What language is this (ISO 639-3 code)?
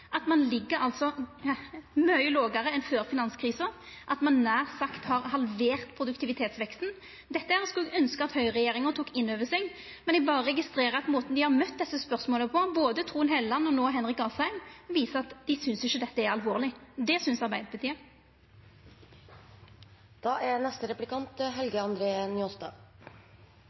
nno